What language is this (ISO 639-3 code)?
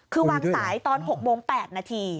tha